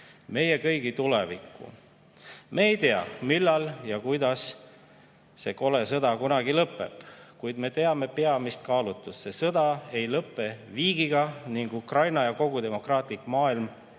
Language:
Estonian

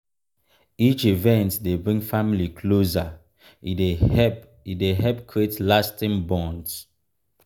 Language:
Nigerian Pidgin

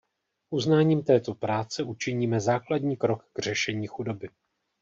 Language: Czech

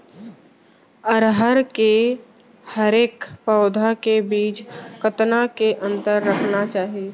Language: Chhattisgarhi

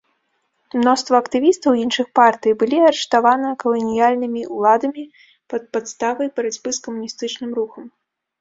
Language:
Belarusian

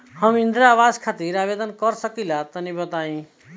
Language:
Bhojpuri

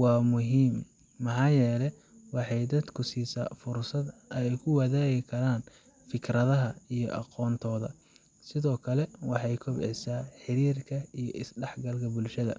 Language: Somali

